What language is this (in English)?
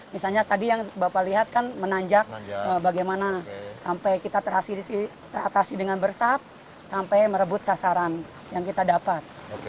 Indonesian